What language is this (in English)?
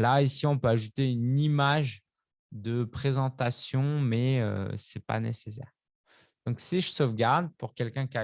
French